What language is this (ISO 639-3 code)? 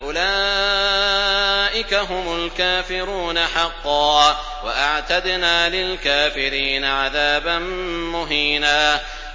ara